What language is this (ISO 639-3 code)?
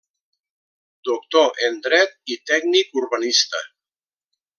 cat